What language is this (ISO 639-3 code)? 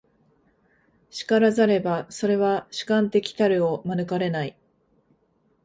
jpn